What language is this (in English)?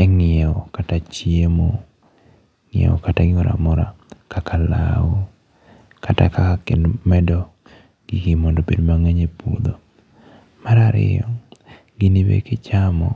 Luo (Kenya and Tanzania)